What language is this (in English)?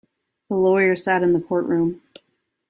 English